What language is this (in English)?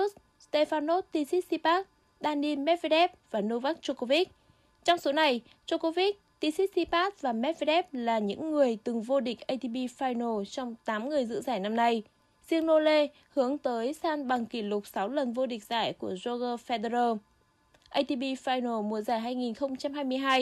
Vietnamese